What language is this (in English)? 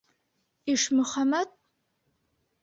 Bashkir